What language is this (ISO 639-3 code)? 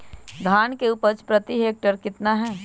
mag